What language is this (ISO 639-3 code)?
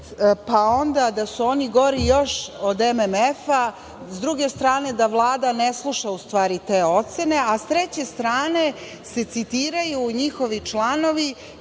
srp